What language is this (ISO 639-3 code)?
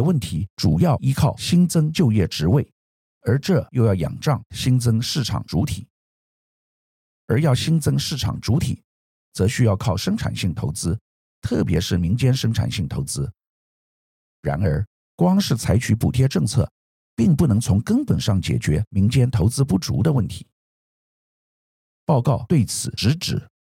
zho